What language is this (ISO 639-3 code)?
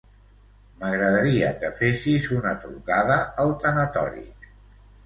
cat